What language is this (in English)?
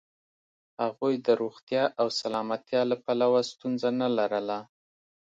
Pashto